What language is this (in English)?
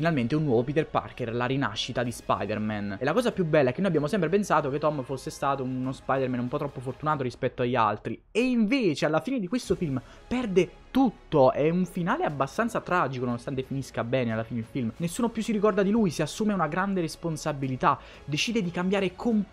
Italian